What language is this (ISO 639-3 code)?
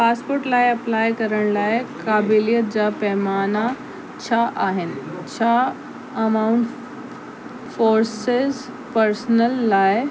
snd